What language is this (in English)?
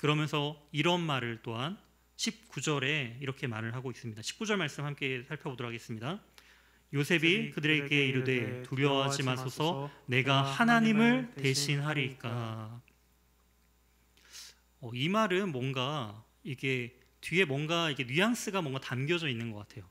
Korean